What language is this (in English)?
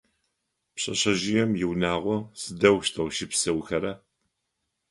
Adyghe